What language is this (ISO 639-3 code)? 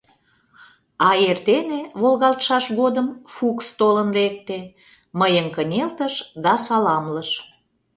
chm